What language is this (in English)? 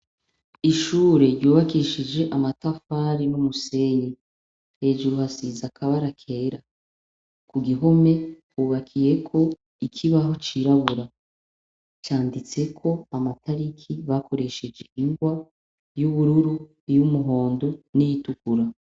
Rundi